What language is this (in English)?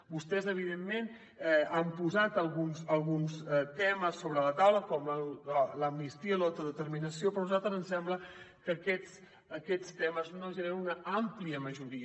Catalan